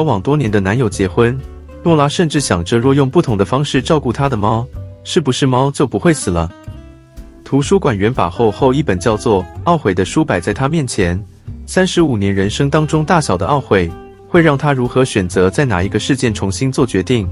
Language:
Chinese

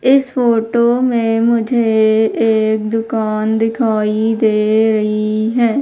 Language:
Hindi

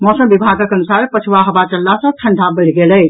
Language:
Maithili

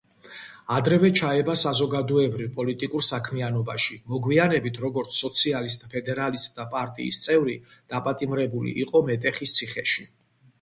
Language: Georgian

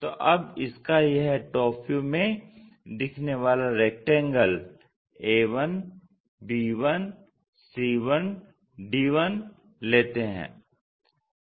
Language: Hindi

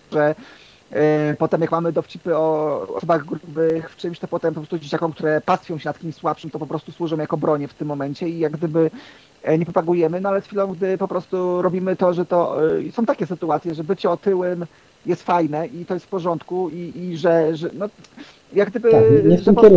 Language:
Polish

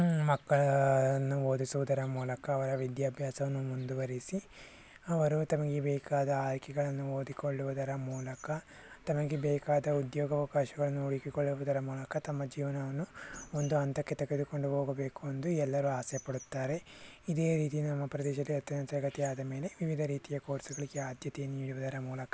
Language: Kannada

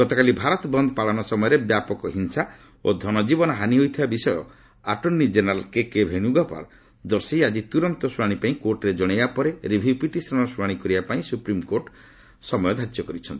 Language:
Odia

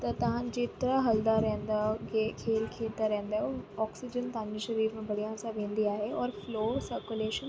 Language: Sindhi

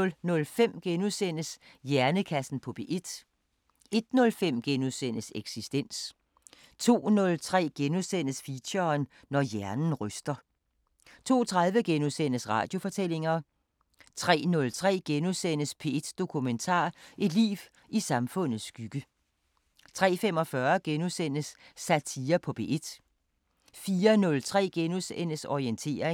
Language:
Danish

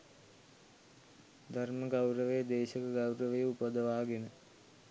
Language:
Sinhala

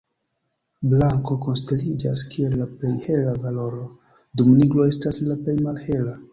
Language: Esperanto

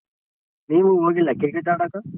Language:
Kannada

